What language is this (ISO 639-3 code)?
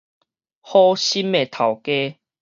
nan